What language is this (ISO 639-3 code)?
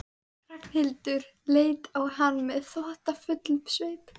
isl